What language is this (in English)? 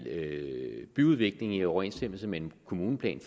Danish